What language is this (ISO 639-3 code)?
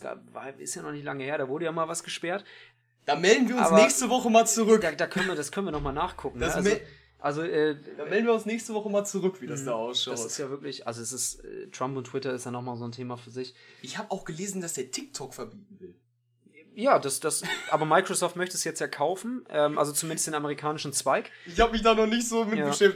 deu